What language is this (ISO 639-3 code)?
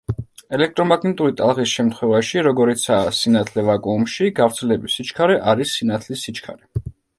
kat